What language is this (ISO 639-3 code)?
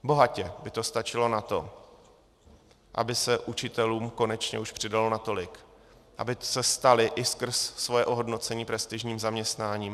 ces